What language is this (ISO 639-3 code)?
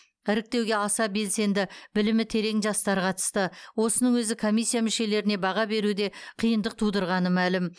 kaz